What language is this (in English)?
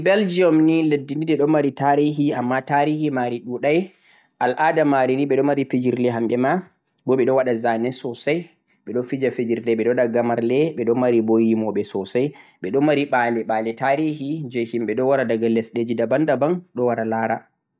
Central-Eastern Niger Fulfulde